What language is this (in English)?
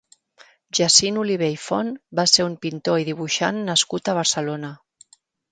Catalan